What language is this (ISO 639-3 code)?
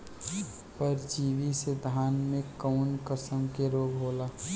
bho